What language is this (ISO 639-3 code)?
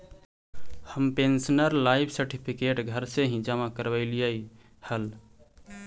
mag